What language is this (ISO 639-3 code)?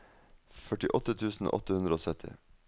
nor